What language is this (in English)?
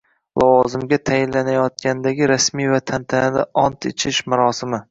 Uzbek